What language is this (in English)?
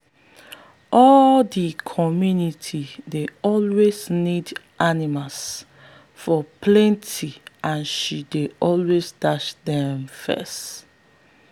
Nigerian Pidgin